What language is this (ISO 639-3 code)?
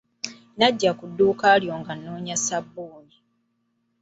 lug